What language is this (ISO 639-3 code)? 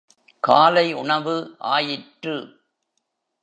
tam